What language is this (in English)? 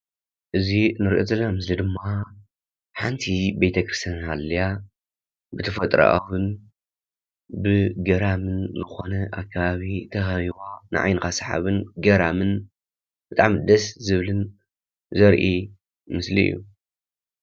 Tigrinya